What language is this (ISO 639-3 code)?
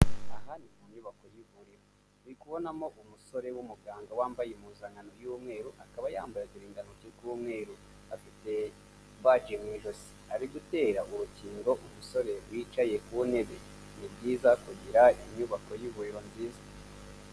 kin